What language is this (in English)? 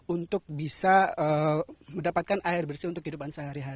Indonesian